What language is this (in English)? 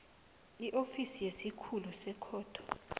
South Ndebele